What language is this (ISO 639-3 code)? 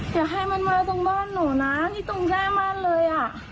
tha